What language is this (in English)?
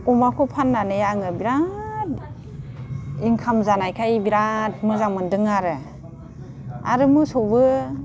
Bodo